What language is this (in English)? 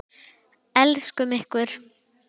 Icelandic